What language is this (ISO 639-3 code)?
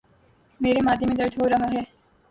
urd